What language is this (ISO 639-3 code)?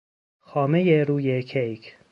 fas